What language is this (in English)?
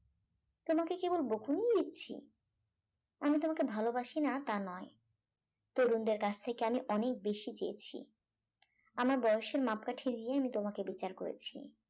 Bangla